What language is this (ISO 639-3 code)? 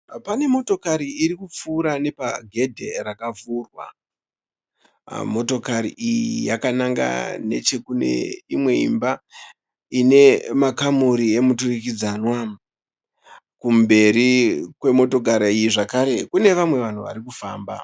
sna